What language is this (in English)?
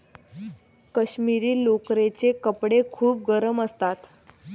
Marathi